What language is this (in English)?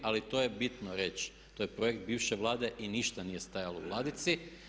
Croatian